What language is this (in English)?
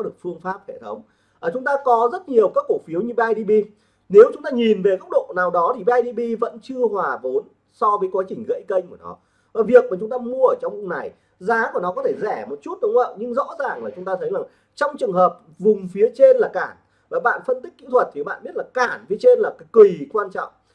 Vietnamese